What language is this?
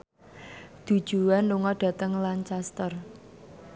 Javanese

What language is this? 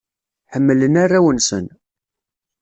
Kabyle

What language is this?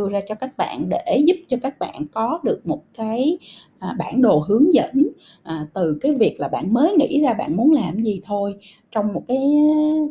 Vietnamese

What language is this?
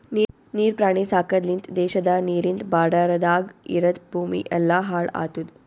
Kannada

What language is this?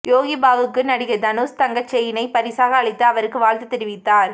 Tamil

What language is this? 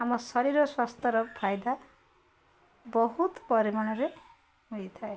Odia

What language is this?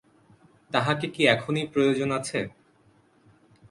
Bangla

